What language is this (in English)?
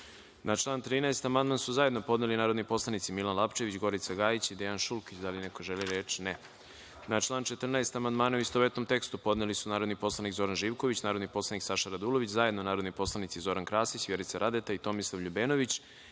Serbian